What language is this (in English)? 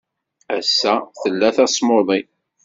Kabyle